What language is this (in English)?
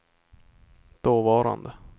Swedish